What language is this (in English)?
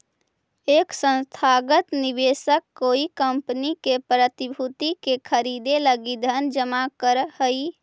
Magahi